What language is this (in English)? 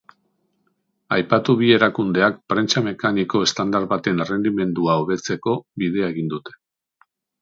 Basque